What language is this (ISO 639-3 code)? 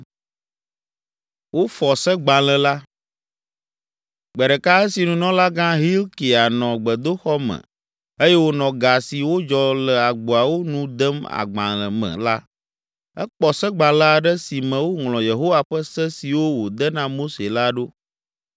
ewe